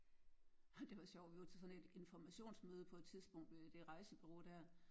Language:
Danish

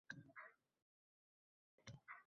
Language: Uzbek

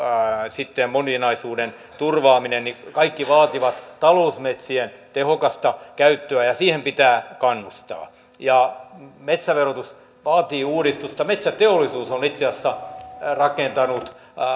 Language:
Finnish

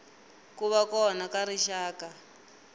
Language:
Tsonga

